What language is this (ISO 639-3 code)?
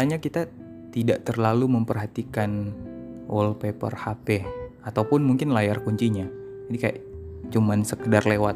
ind